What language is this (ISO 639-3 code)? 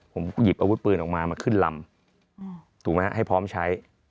tha